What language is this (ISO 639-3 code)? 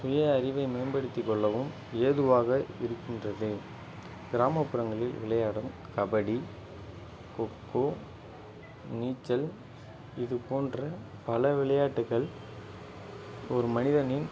tam